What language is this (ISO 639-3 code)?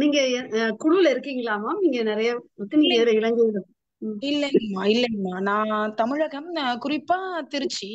tam